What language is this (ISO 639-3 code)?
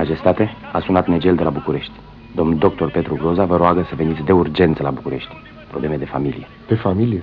ron